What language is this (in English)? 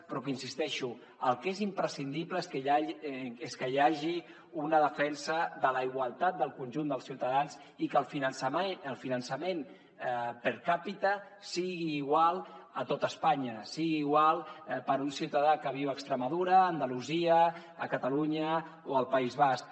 Catalan